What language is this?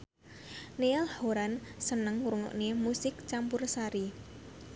Javanese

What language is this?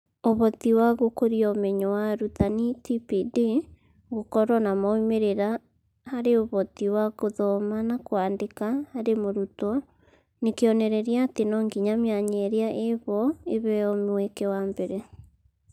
Kikuyu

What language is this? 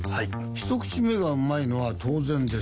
Japanese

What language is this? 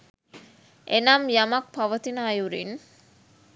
Sinhala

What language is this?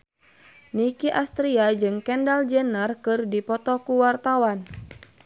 Sundanese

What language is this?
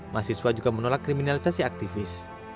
Indonesian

